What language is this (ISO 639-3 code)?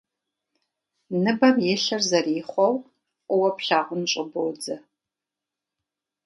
kbd